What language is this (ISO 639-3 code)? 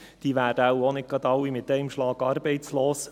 gsw